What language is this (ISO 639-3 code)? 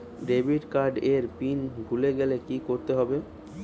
ben